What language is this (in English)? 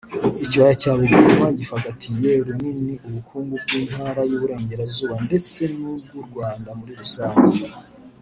Kinyarwanda